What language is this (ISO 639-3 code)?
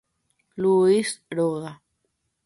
grn